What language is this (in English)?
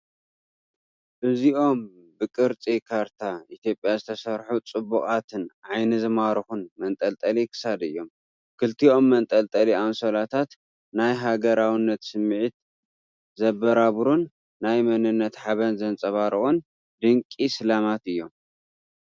Tigrinya